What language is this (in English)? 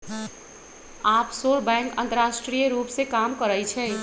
Magahi